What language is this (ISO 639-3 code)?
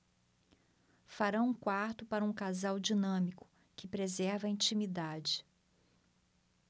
por